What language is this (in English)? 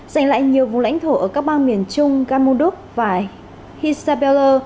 Vietnamese